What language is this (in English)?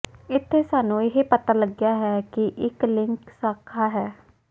Punjabi